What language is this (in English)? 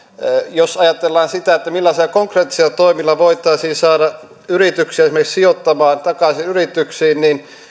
Finnish